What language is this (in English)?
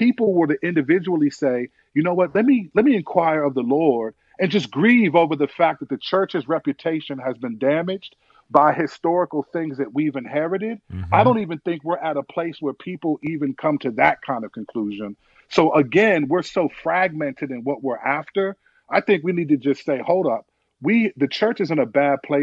English